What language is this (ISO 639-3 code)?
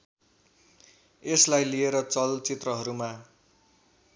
nep